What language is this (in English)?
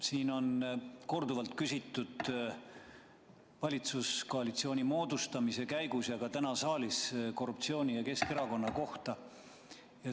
Estonian